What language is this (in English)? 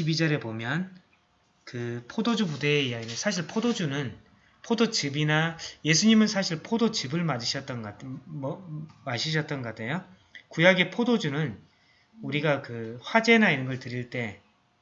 Korean